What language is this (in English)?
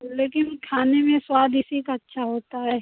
Hindi